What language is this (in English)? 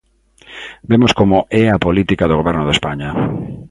Galician